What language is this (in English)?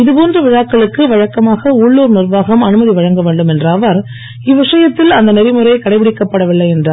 Tamil